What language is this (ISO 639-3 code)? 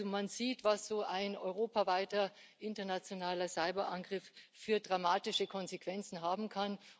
deu